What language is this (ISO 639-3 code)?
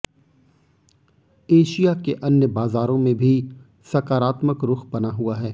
hin